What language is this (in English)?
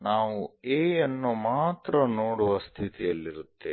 Kannada